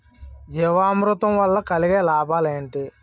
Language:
Telugu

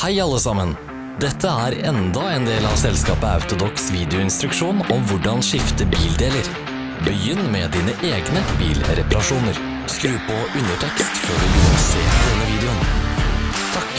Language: Norwegian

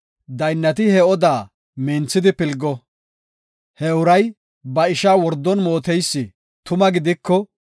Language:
Gofa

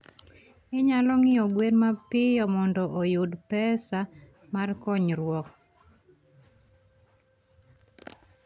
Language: Luo (Kenya and Tanzania)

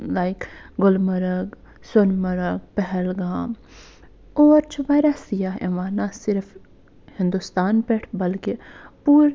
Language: Kashmiri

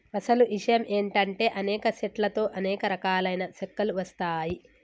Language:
Telugu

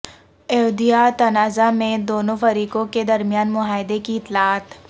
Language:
Urdu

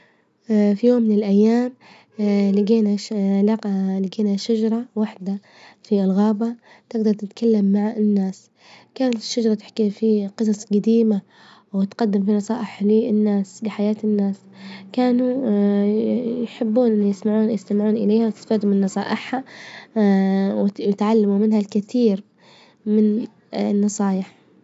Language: Libyan Arabic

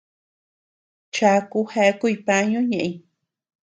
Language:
Tepeuxila Cuicatec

